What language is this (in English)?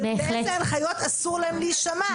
Hebrew